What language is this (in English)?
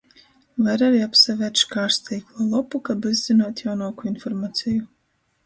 Latgalian